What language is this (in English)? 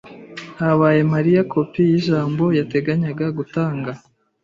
Kinyarwanda